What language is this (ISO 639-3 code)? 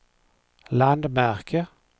swe